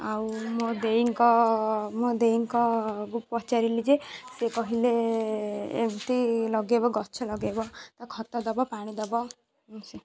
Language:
Odia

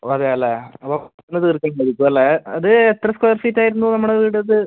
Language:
Malayalam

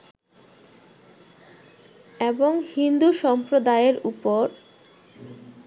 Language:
Bangla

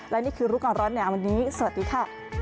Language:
Thai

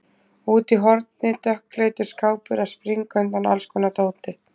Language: Icelandic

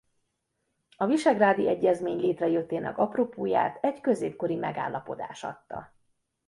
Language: Hungarian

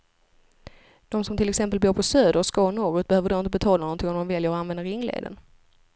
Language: Swedish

